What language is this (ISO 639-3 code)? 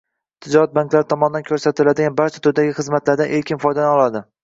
uzb